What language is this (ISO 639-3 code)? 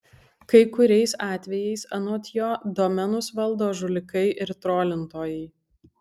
lit